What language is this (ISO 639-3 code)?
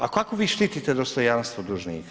hrv